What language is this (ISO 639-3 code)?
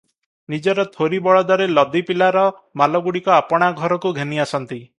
ori